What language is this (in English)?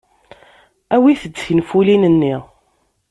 Kabyle